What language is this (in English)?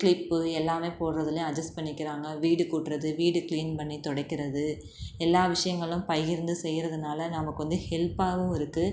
Tamil